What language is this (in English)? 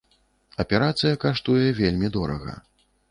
Belarusian